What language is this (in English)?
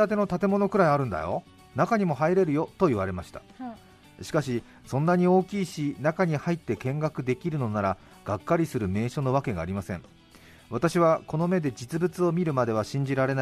Japanese